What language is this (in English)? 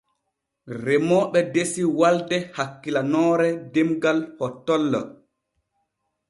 Borgu Fulfulde